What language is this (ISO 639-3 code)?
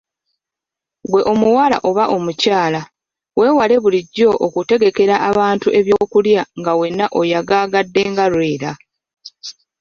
lug